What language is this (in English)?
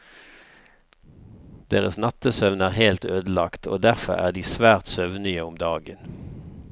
Norwegian